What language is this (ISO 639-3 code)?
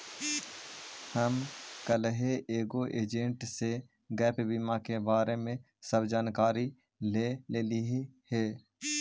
mag